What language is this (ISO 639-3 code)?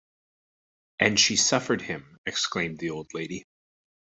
eng